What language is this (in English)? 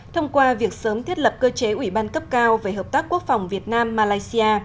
Vietnamese